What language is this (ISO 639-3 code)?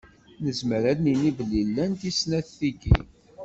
kab